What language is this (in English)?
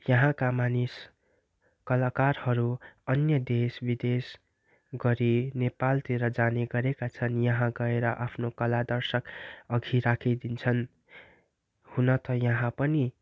Nepali